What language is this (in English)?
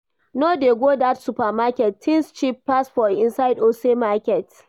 Nigerian Pidgin